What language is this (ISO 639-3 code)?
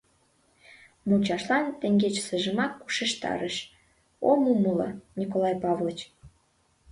chm